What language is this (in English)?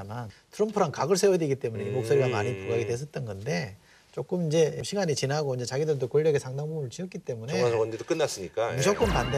Korean